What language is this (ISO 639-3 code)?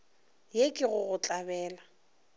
nso